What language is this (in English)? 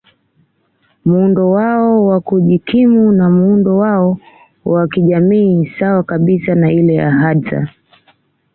Swahili